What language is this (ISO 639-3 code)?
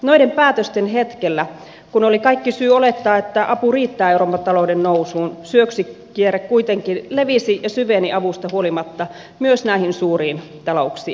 fin